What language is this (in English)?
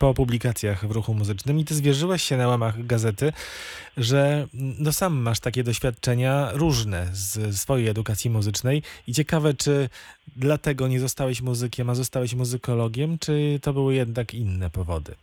Polish